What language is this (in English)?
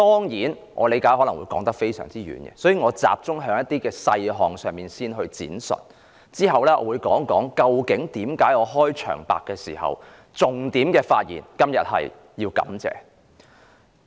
Cantonese